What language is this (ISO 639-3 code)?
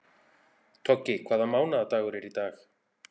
isl